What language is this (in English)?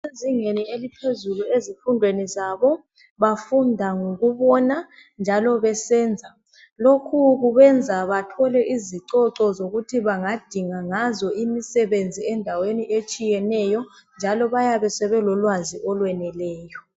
North Ndebele